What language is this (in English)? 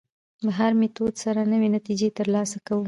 Pashto